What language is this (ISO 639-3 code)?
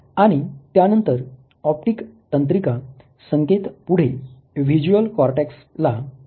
mar